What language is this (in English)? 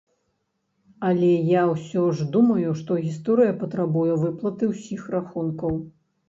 Belarusian